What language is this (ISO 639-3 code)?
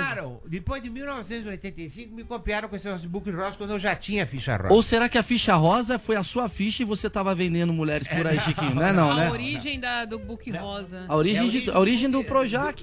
por